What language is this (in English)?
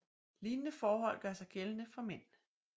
Danish